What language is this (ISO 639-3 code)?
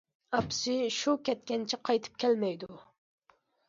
uig